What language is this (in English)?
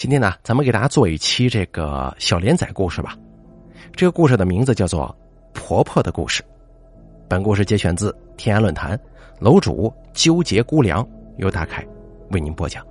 Chinese